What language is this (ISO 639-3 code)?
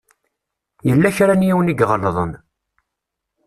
kab